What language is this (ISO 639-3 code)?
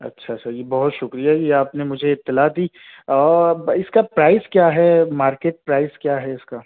urd